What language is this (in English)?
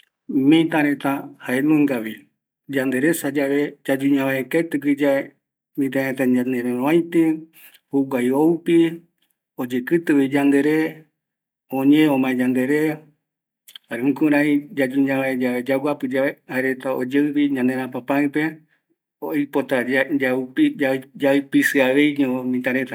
Eastern Bolivian Guaraní